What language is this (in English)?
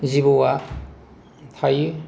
Bodo